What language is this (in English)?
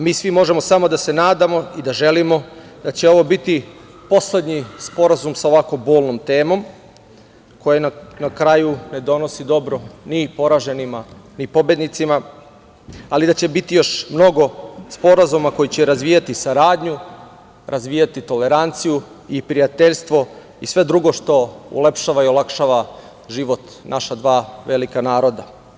Serbian